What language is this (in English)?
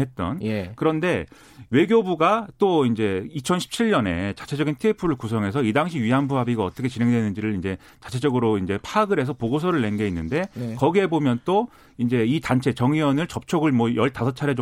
Korean